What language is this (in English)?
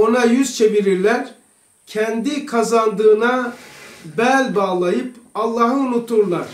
Turkish